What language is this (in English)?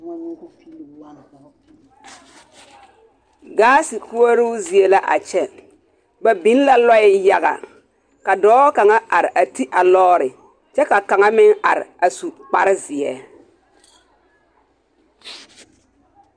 Southern Dagaare